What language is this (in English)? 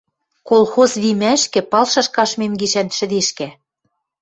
Western Mari